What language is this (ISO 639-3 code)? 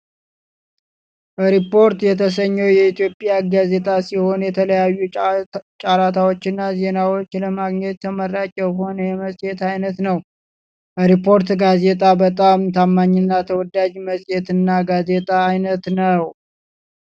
amh